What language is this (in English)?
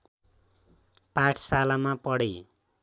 Nepali